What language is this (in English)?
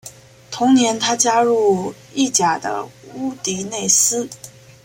Chinese